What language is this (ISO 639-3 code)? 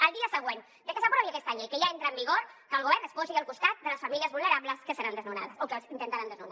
cat